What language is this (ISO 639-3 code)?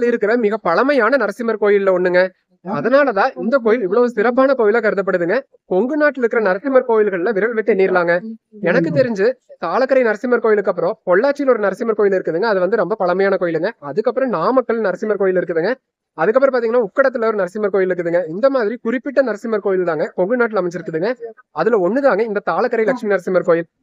ara